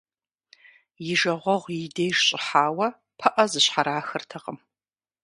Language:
Kabardian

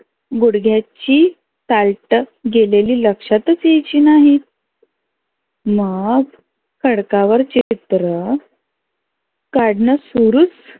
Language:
Marathi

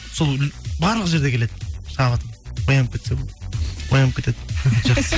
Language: Kazakh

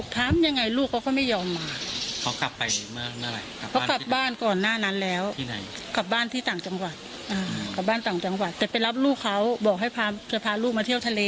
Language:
Thai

